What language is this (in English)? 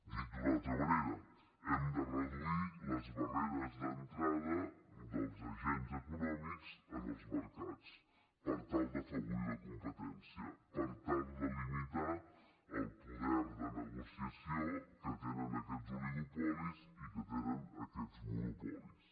Catalan